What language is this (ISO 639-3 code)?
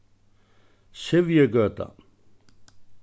fao